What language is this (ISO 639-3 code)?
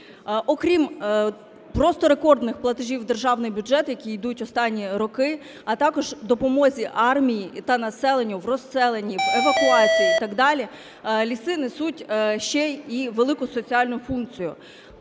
ukr